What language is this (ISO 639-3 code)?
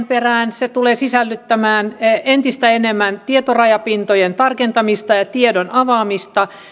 fin